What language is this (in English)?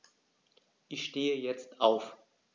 German